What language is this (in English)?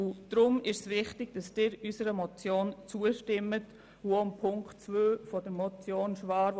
Swiss German